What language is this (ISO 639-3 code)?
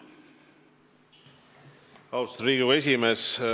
est